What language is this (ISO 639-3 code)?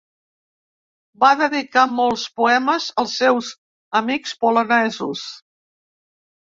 cat